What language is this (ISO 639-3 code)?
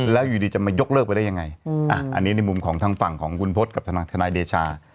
tha